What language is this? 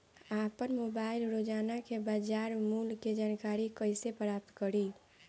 Bhojpuri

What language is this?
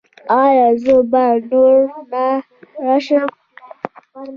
Pashto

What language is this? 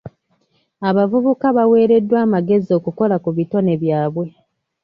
Ganda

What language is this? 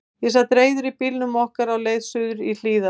Icelandic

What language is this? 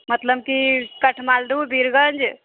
Maithili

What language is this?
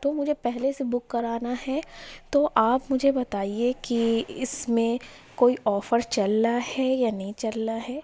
Urdu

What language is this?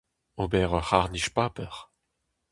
Breton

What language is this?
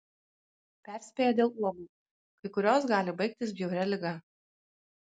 Lithuanian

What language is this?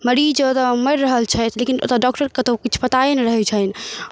Maithili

